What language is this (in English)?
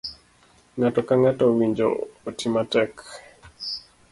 Luo (Kenya and Tanzania)